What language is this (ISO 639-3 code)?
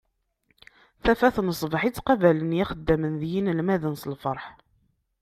kab